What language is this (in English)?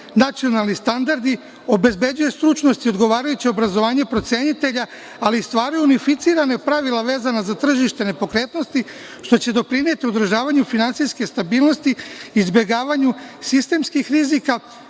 Serbian